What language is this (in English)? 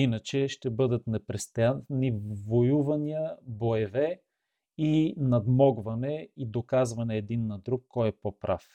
Bulgarian